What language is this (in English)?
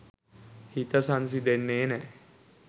Sinhala